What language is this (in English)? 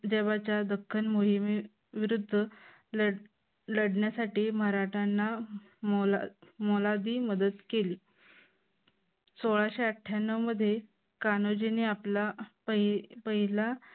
Marathi